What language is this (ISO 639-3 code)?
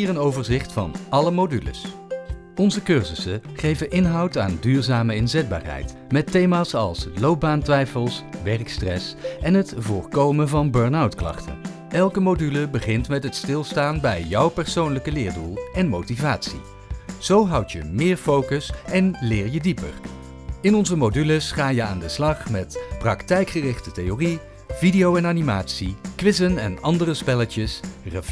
nld